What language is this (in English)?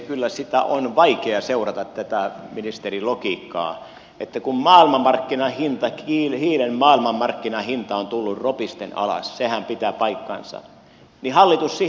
Finnish